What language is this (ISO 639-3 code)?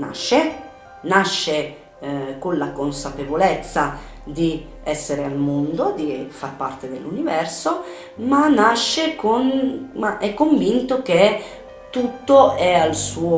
ita